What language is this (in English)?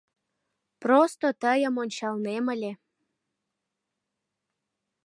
Mari